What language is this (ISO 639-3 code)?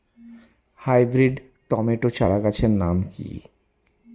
ben